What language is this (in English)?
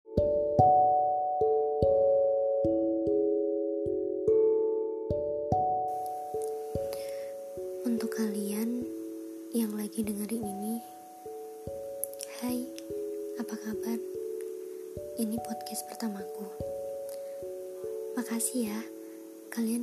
Indonesian